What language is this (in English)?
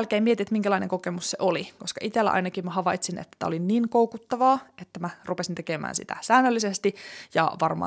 Finnish